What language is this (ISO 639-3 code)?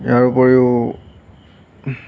asm